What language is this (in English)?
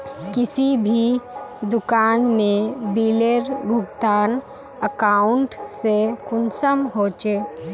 Magahi